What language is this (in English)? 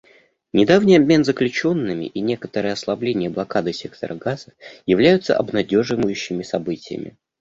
Russian